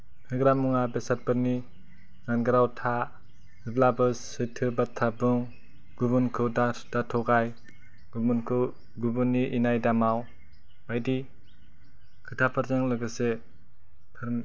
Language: Bodo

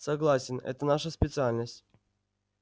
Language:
Russian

